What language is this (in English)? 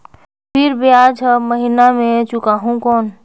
Chhattisgarhi